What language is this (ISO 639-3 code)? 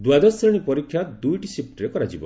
ori